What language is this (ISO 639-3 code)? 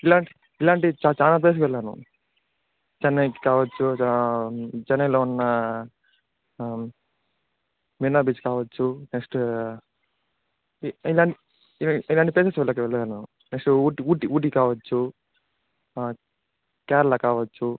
tel